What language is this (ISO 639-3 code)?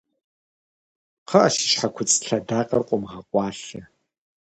kbd